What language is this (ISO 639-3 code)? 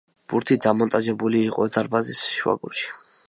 kat